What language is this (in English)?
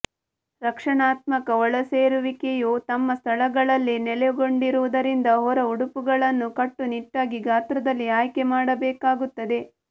Kannada